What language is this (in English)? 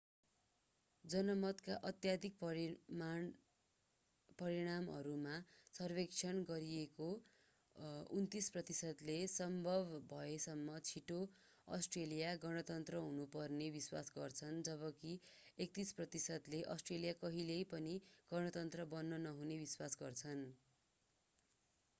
Nepali